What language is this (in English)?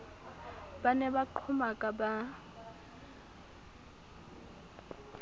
Southern Sotho